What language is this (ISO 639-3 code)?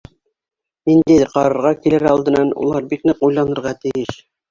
bak